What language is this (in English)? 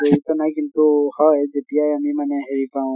Assamese